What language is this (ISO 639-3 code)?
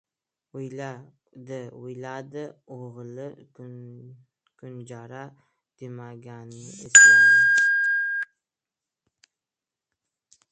uzb